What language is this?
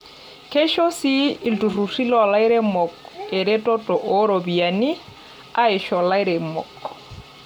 Masai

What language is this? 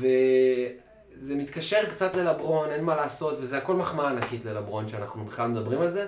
Hebrew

